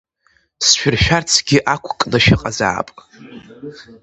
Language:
Abkhazian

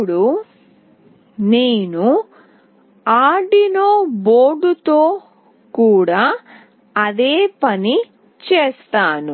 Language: Telugu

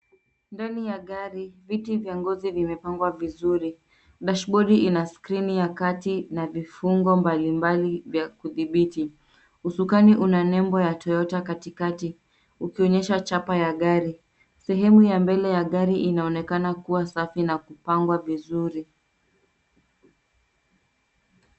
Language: Swahili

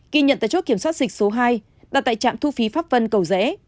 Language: Vietnamese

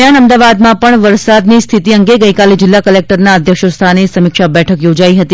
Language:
Gujarati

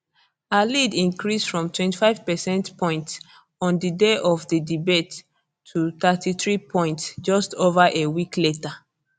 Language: Nigerian Pidgin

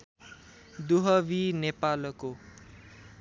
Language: Nepali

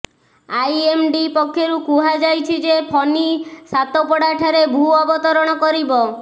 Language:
Odia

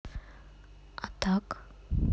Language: Russian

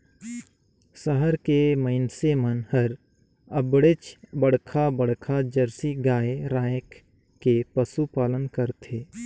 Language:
Chhattisgarhi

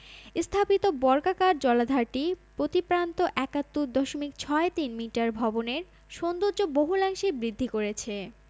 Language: Bangla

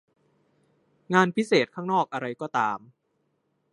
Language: Thai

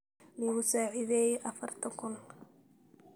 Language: Somali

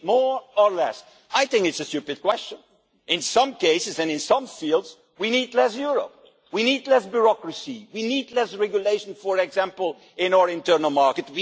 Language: English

